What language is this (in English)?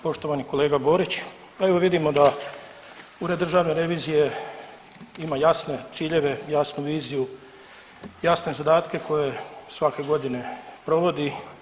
Croatian